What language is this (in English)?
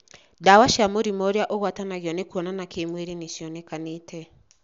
Kikuyu